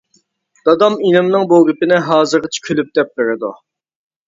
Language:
Uyghur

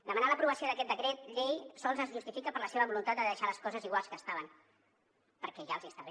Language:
Catalan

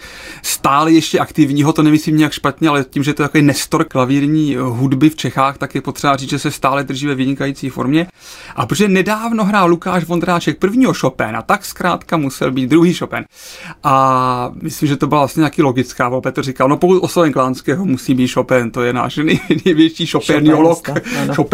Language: Czech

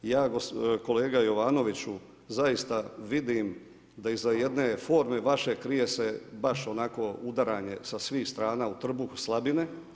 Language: Croatian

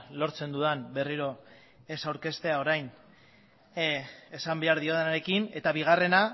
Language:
Basque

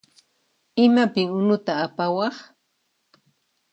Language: Puno Quechua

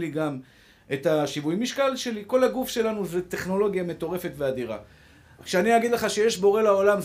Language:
Hebrew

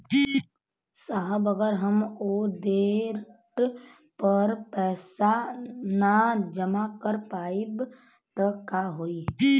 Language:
Bhojpuri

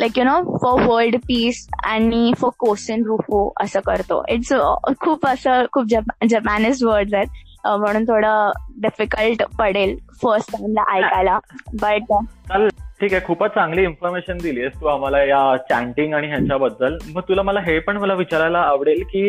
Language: Hindi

